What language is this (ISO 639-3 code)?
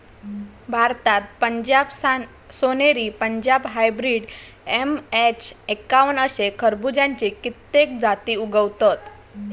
mar